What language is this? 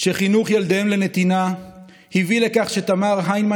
Hebrew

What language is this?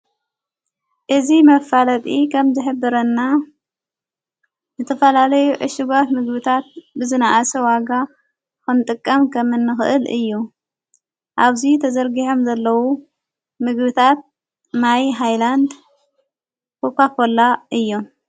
Tigrinya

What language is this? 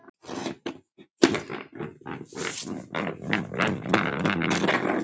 Icelandic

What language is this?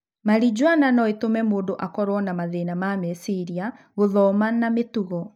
Kikuyu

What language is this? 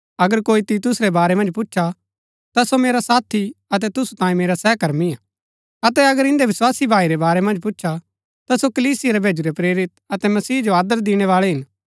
Gaddi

